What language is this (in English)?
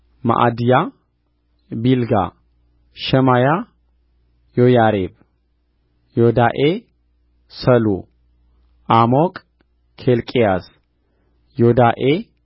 Amharic